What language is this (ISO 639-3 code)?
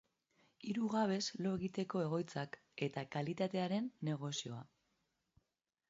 eus